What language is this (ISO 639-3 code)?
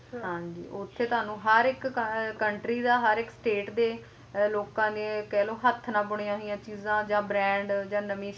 pan